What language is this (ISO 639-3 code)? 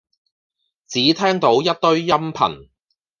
yue